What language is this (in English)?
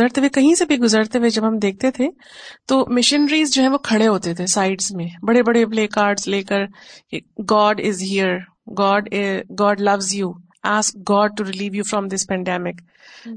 Urdu